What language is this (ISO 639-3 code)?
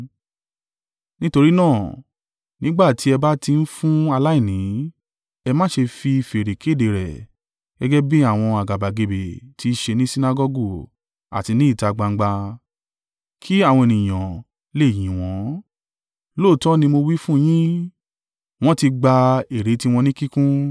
yor